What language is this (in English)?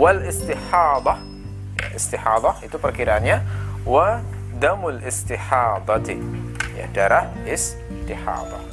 Indonesian